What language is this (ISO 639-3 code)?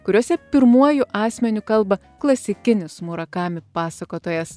lit